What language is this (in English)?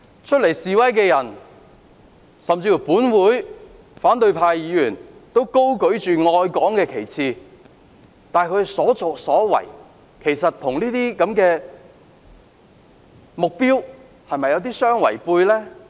Cantonese